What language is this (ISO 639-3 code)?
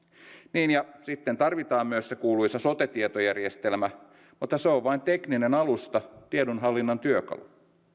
fin